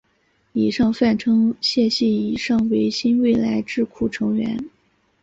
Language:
Chinese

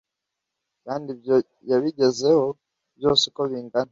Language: Kinyarwanda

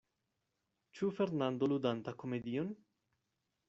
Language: Esperanto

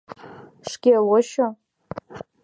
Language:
Mari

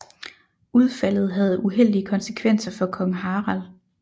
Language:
Danish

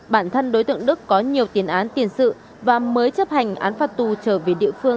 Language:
Vietnamese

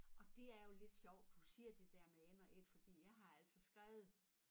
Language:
Danish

